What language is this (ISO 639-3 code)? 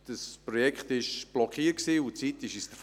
gsw